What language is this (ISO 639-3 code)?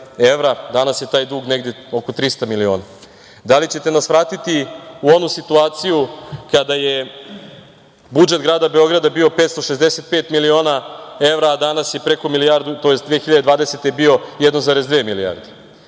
srp